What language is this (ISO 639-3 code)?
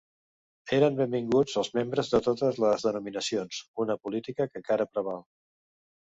cat